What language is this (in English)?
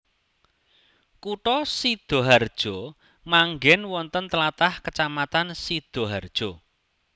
Javanese